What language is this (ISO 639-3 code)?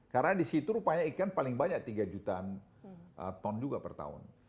ind